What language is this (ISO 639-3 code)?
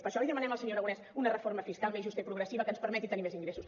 cat